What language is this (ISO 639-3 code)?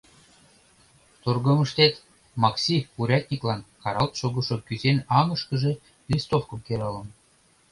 chm